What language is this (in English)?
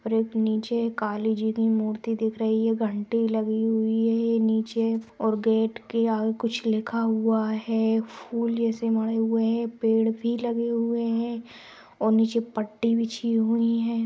Magahi